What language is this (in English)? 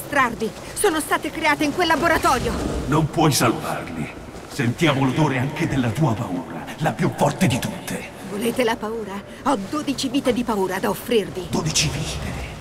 Italian